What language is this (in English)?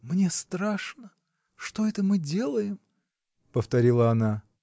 Russian